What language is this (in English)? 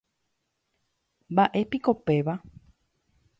Guarani